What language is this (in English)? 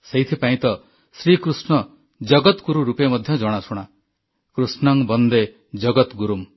Odia